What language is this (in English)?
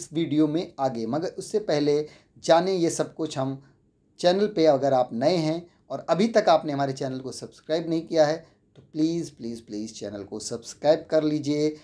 Hindi